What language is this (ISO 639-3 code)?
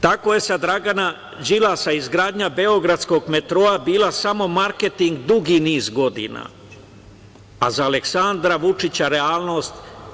srp